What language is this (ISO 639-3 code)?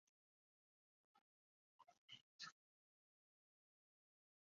zho